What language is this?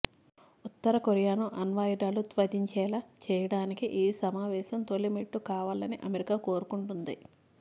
Telugu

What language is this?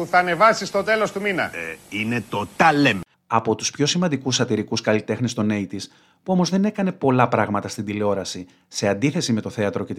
Greek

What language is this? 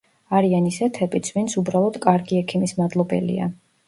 Georgian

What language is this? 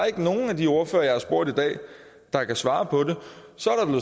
Danish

